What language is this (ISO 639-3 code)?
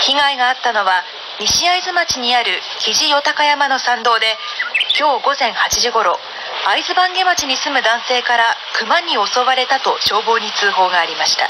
jpn